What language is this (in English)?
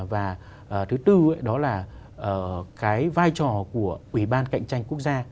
Vietnamese